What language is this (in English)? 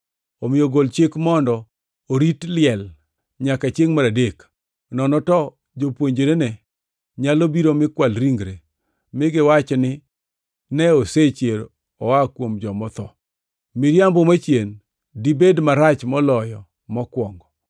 Luo (Kenya and Tanzania)